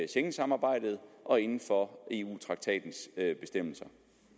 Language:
Danish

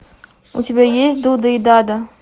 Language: Russian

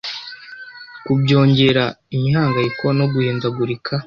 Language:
Kinyarwanda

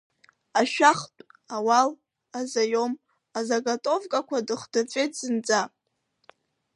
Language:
Abkhazian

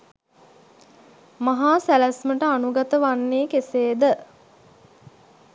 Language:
Sinhala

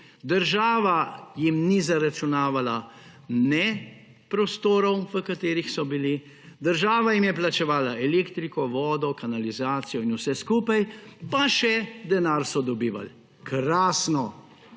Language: Slovenian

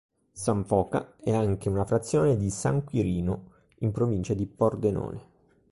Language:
Italian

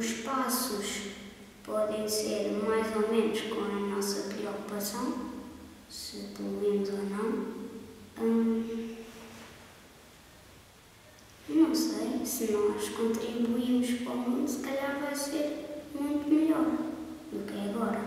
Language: Portuguese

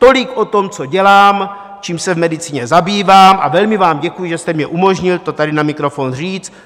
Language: Czech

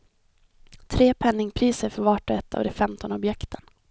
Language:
Swedish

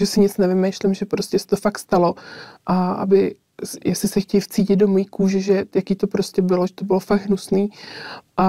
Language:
Czech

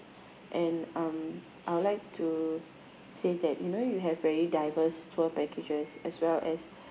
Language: English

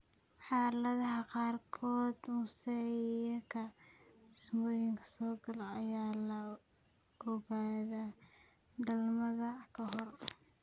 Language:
Somali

